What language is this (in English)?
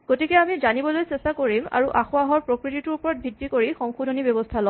Assamese